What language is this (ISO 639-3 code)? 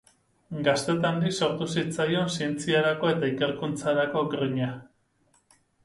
eus